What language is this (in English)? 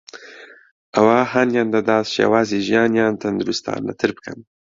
Central Kurdish